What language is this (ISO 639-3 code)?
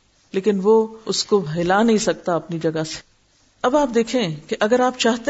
urd